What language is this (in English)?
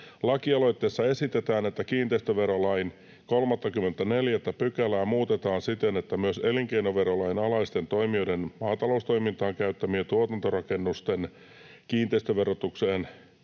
Finnish